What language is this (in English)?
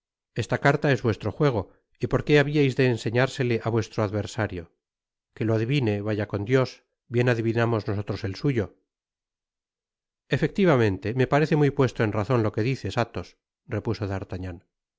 Spanish